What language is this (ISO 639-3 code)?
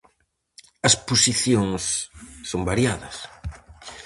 glg